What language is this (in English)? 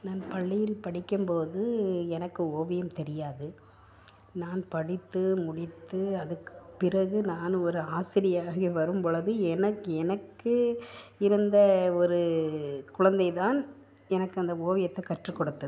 Tamil